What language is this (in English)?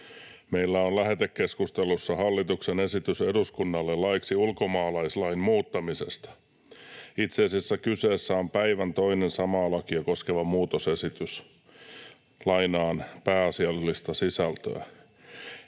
Finnish